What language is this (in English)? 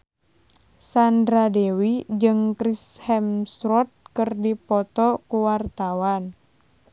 Sundanese